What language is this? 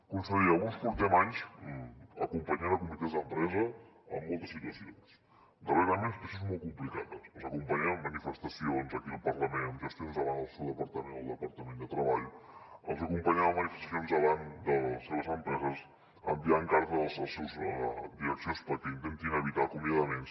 Catalan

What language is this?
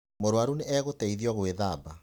Kikuyu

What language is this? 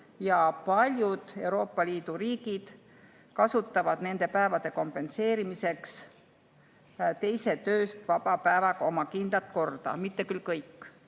Estonian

